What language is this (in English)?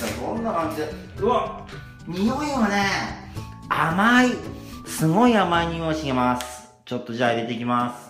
Japanese